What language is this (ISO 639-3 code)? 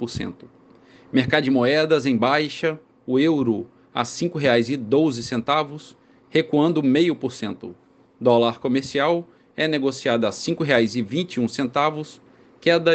por